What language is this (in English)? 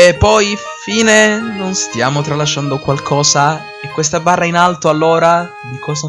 Italian